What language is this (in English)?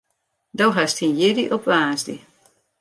Western Frisian